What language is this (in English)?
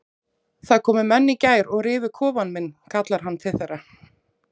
Icelandic